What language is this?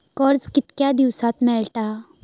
Marathi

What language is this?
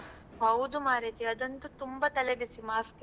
Kannada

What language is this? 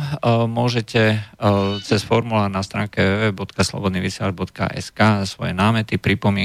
Slovak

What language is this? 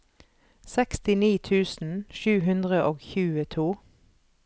Norwegian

